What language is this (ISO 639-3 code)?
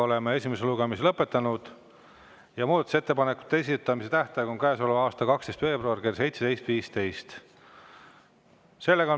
est